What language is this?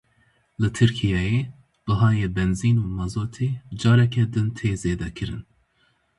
Kurdish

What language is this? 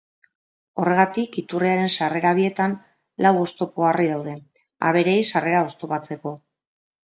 Basque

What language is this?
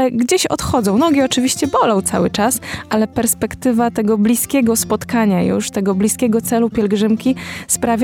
Polish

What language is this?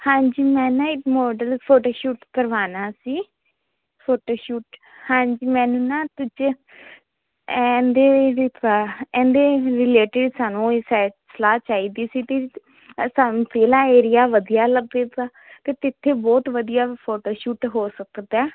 Punjabi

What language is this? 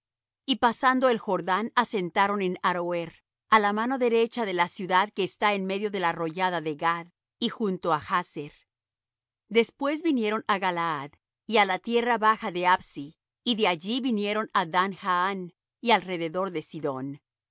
Spanish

